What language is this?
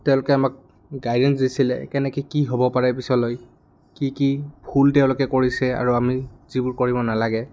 Assamese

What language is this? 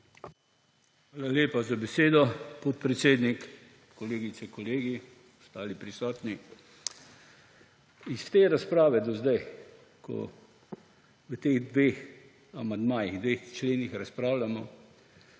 Slovenian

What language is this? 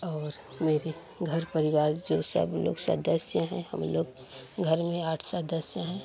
Hindi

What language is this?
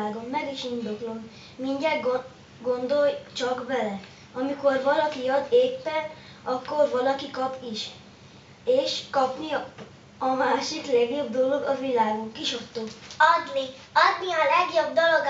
Hungarian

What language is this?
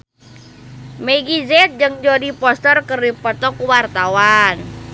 Sundanese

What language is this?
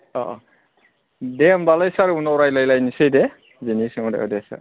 Bodo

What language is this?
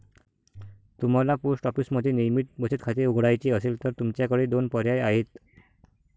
Marathi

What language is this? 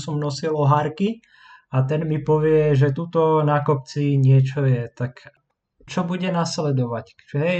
Slovak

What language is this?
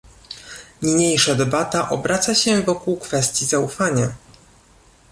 Polish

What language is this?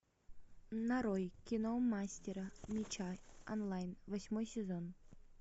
Russian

